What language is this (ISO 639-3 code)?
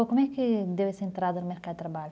por